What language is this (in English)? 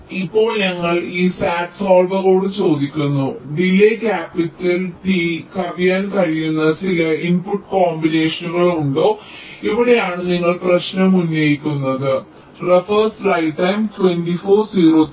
Malayalam